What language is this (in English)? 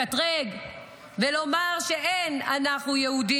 Hebrew